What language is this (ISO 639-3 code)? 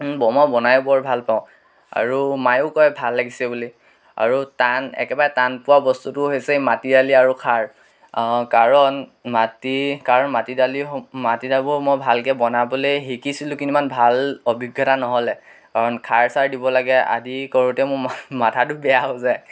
asm